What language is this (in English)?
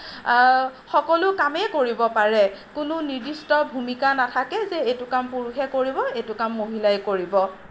Assamese